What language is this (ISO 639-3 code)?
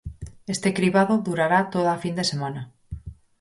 glg